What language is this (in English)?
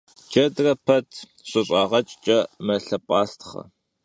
Kabardian